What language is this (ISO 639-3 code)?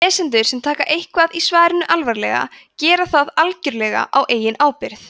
isl